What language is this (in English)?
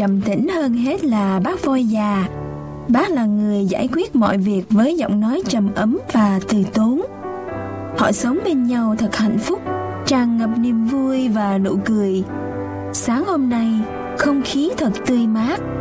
Vietnamese